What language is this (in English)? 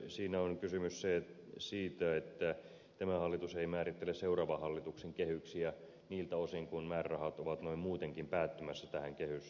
Finnish